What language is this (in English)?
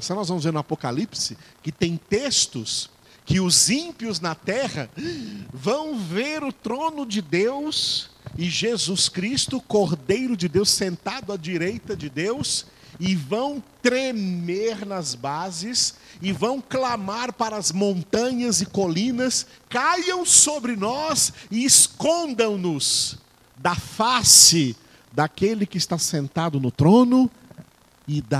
Portuguese